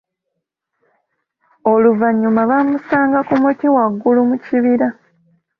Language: Ganda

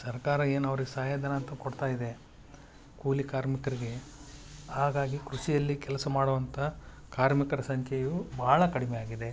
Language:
Kannada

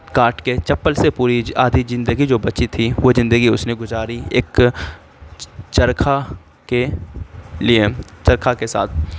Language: Urdu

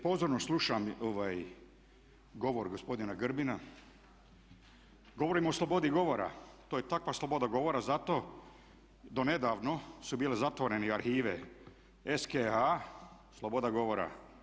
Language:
Croatian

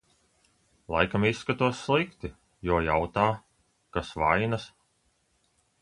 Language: Latvian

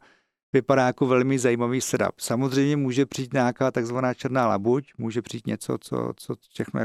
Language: Czech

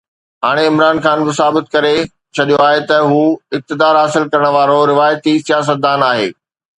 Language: Sindhi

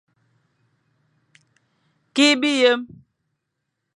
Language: Fang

